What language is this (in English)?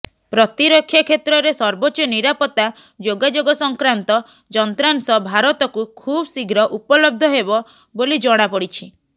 Odia